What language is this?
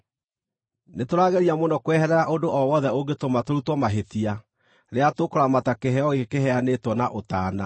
Kikuyu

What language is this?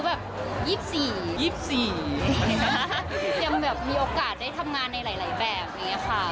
Thai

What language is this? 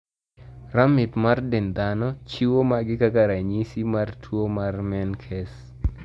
Luo (Kenya and Tanzania)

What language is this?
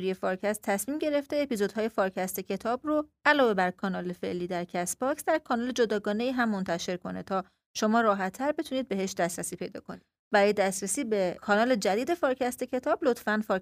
Persian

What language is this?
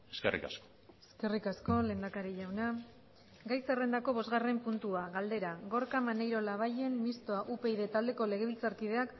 Basque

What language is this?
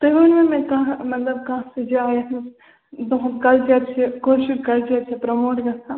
Kashmiri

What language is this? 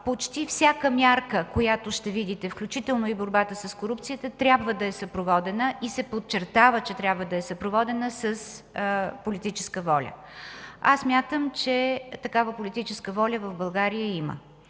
Bulgarian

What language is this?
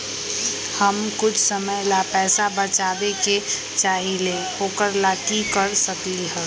Magahi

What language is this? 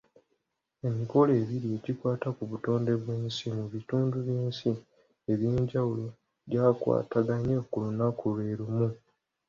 Ganda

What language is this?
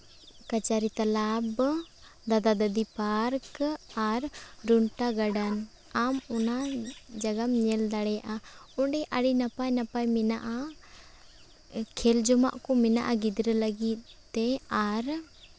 Santali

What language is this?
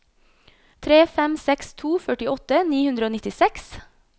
Norwegian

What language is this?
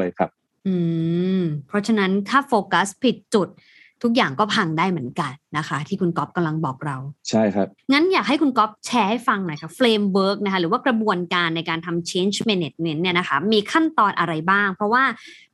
Thai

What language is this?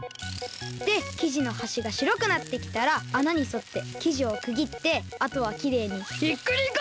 Japanese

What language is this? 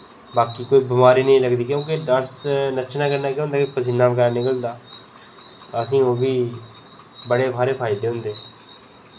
Dogri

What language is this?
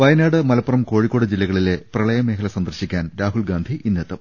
Malayalam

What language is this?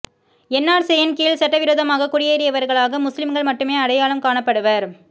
Tamil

